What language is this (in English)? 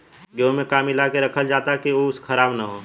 Bhojpuri